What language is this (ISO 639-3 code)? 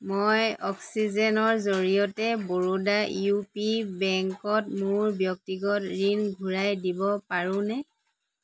asm